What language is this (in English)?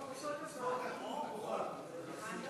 Hebrew